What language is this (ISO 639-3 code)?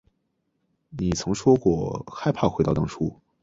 zho